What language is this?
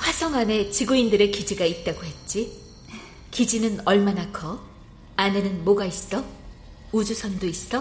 Korean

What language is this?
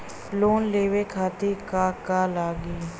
Bhojpuri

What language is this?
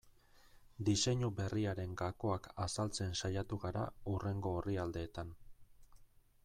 Basque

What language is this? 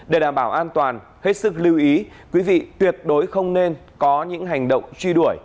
Vietnamese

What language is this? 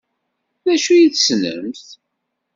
Kabyle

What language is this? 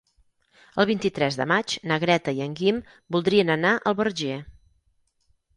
Catalan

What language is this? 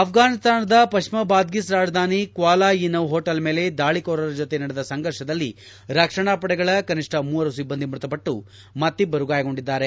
Kannada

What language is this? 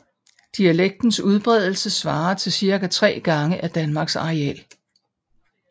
Danish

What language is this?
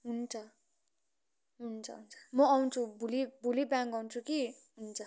Nepali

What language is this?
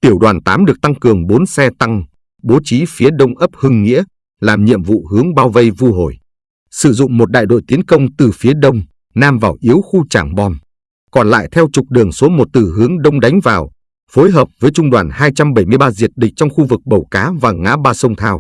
Vietnamese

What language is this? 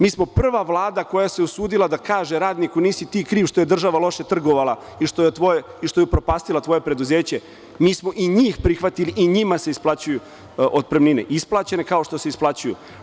Serbian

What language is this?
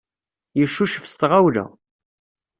Kabyle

